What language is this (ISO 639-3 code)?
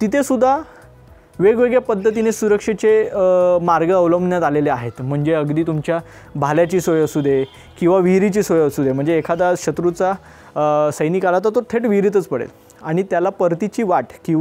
hin